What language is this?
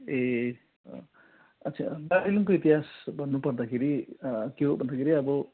Nepali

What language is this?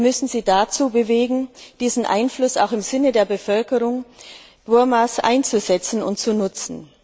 German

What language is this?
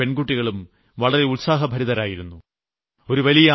Malayalam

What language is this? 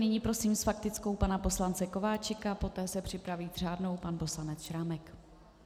Czech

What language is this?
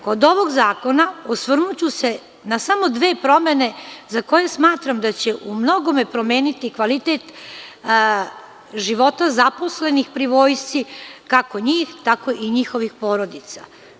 Serbian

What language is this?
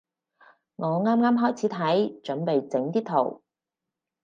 Cantonese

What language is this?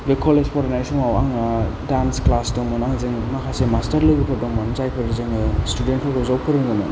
Bodo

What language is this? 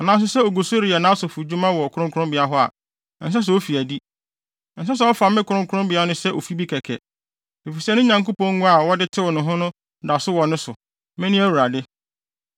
Akan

